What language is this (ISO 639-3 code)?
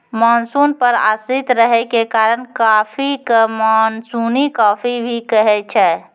mai